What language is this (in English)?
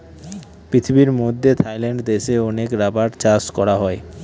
Bangla